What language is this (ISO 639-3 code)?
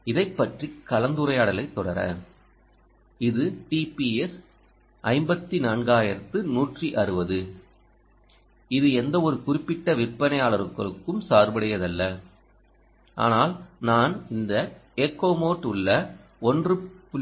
tam